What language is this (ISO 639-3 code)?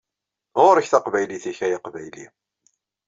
kab